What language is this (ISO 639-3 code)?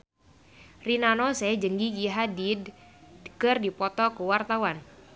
sun